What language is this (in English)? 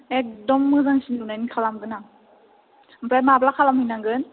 Bodo